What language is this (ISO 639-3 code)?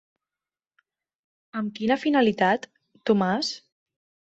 cat